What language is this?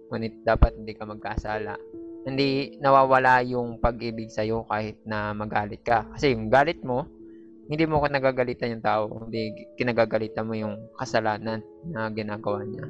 Filipino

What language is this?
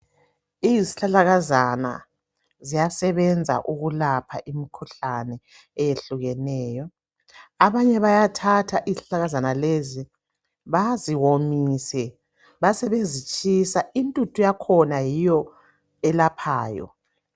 North Ndebele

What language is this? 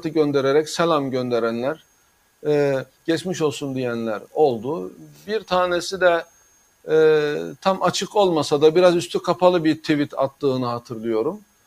Turkish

